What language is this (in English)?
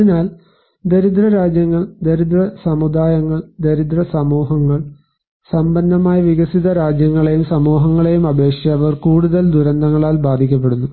Malayalam